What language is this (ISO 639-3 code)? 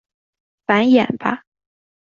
zho